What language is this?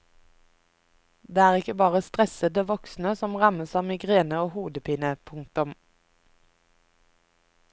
Norwegian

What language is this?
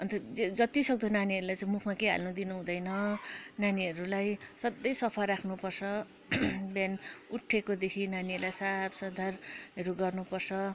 Nepali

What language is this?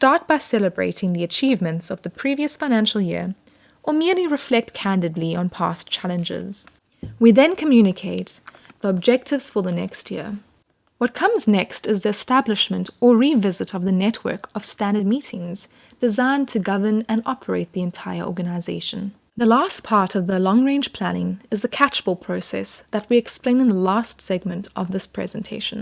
English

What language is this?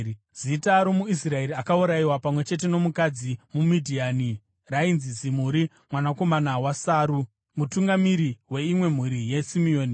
Shona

